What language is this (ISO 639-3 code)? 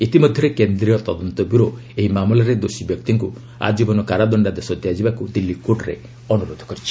ori